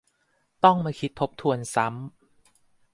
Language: Thai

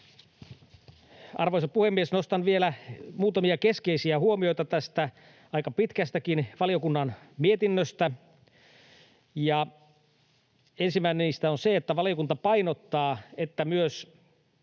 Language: Finnish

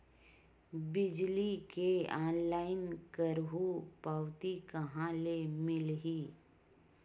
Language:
Chhattisgarhi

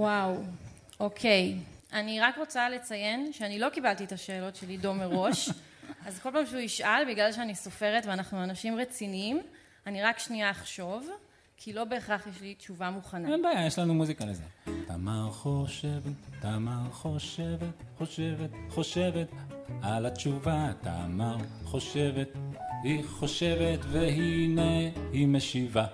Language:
Hebrew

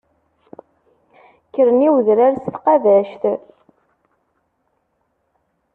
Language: Kabyle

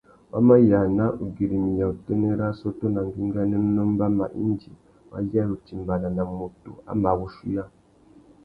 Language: Tuki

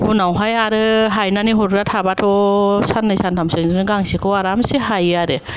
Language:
Bodo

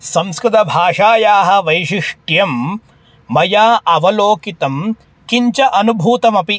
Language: Sanskrit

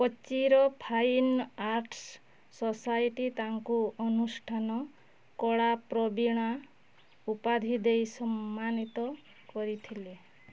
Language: Odia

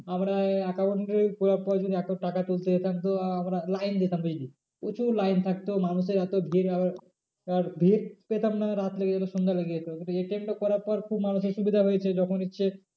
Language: Bangla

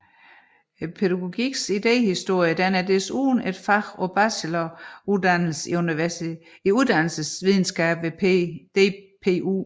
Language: Danish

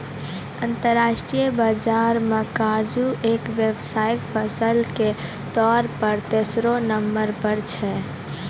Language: Maithili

